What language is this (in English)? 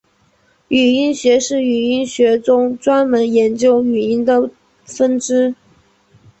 Chinese